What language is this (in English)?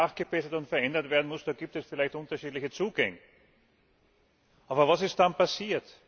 German